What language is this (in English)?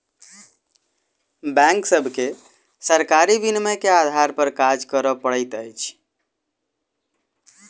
Maithili